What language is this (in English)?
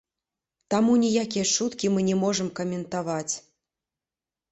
Belarusian